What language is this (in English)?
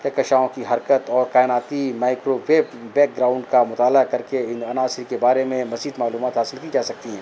Urdu